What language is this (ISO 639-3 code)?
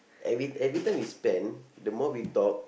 eng